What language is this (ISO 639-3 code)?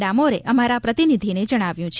guj